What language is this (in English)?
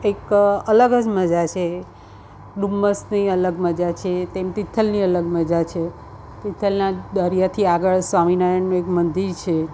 Gujarati